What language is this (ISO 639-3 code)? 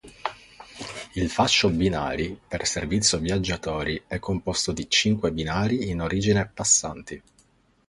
ita